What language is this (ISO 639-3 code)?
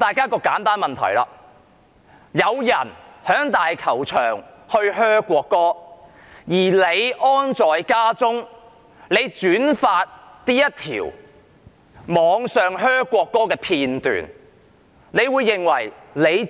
yue